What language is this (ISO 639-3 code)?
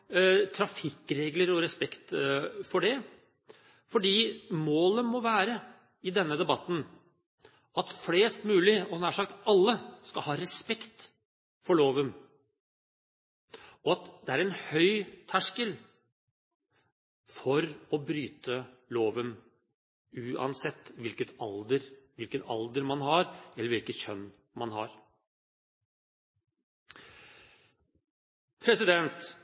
nob